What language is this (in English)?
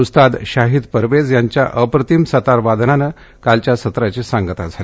Marathi